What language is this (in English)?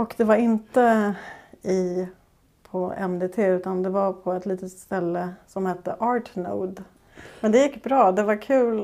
Swedish